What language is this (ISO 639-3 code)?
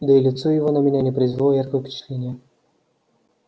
rus